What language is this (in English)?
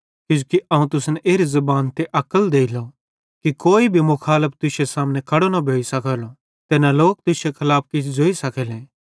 Bhadrawahi